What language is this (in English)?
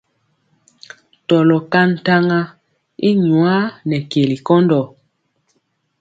Mpiemo